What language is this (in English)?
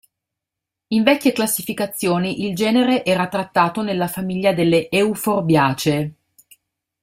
Italian